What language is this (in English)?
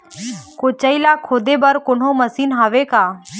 Chhattisgarhi